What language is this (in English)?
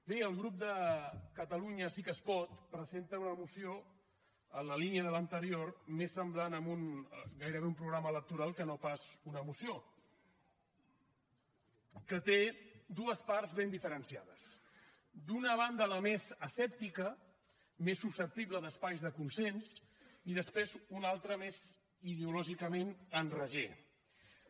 Catalan